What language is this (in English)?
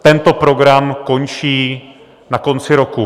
Czech